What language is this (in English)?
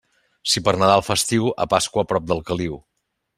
Catalan